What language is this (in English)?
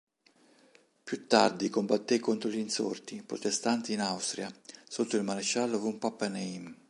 Italian